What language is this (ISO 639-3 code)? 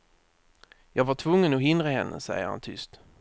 swe